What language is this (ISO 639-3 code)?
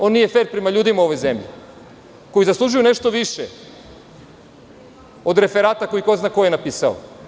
srp